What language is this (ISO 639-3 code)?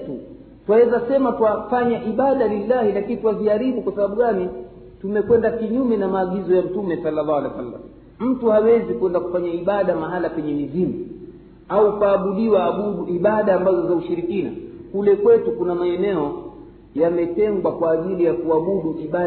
swa